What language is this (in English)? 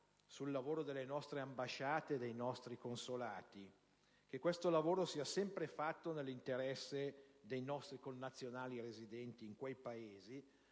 Italian